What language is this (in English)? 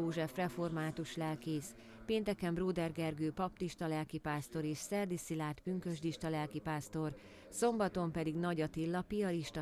Hungarian